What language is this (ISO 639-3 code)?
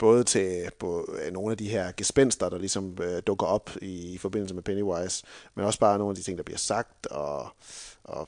dan